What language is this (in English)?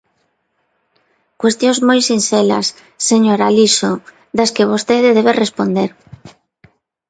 Galician